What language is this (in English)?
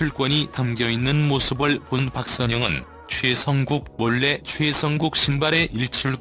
Korean